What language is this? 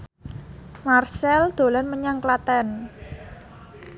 Javanese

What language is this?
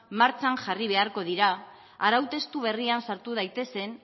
Basque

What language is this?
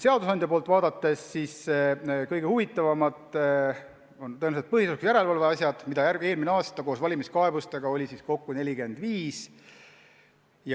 Estonian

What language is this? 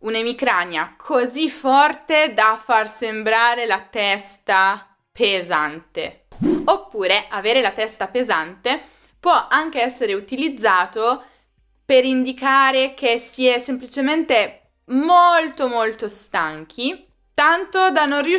Italian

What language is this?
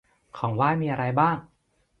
Thai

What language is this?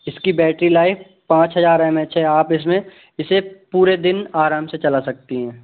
Hindi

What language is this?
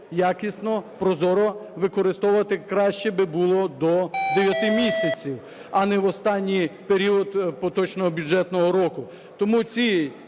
Ukrainian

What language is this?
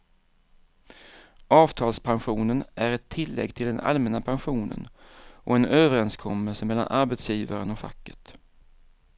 Swedish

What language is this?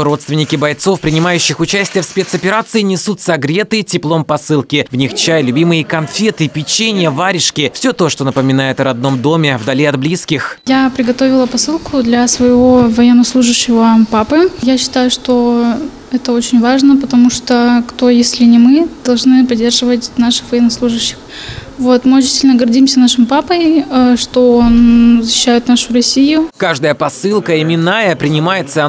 Russian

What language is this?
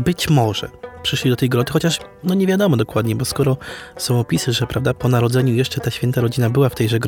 Polish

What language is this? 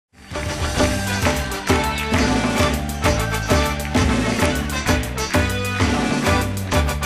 Greek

